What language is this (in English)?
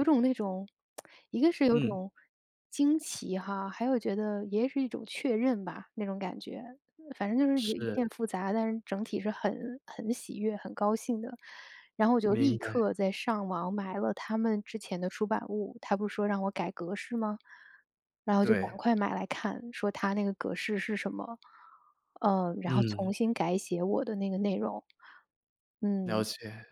Chinese